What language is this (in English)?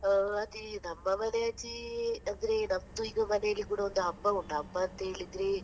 Kannada